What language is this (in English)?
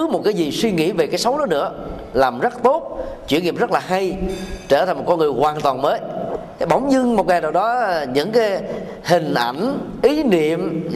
Vietnamese